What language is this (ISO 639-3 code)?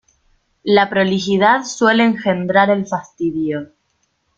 spa